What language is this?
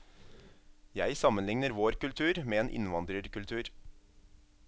Norwegian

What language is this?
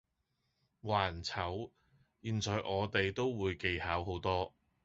Cantonese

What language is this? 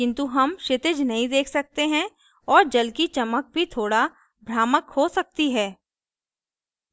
Hindi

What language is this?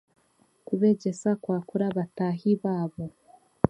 Chiga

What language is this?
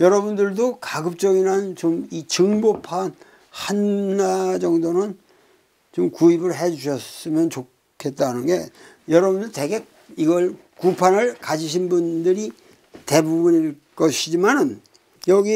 Korean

